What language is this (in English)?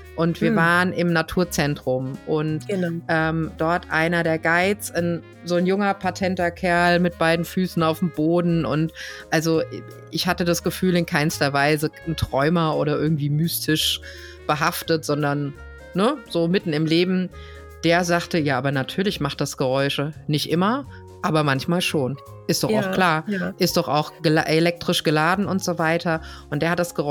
German